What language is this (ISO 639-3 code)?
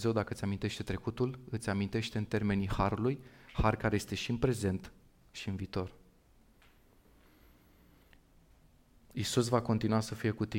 ron